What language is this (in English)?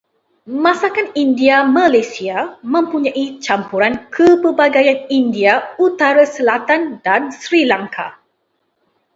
Malay